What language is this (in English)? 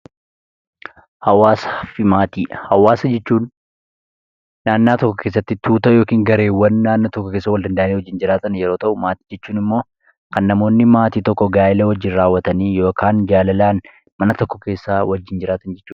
Oromo